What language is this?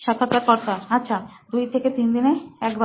Bangla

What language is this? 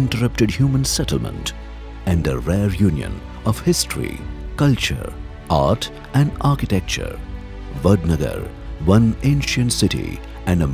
English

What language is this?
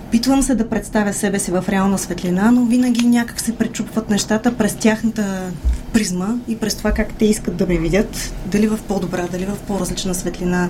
Bulgarian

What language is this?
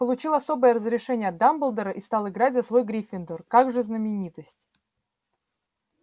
Russian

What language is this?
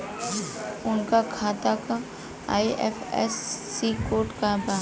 Bhojpuri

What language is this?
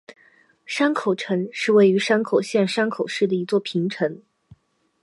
Chinese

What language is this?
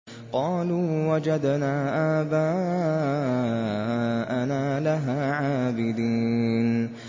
Arabic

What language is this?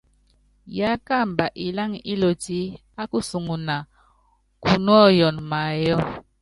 Yangben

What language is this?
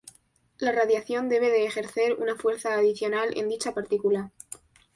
Spanish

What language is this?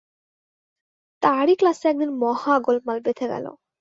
Bangla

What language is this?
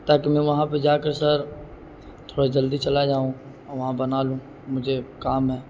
Urdu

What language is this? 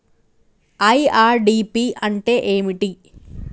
Telugu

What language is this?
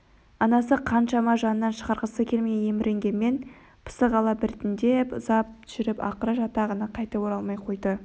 Kazakh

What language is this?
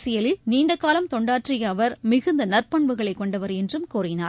Tamil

